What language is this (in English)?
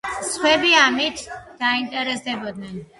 Georgian